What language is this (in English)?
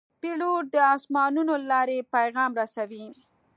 Pashto